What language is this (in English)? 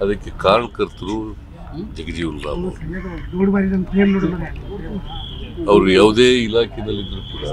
Romanian